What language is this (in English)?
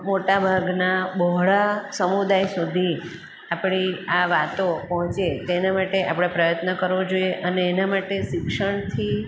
Gujarati